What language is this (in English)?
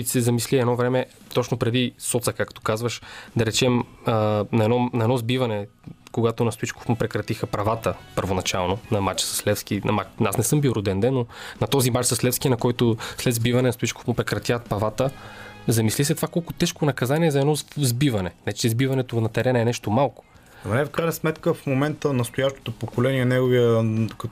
Bulgarian